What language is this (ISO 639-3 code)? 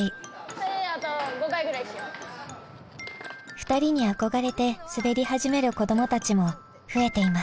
jpn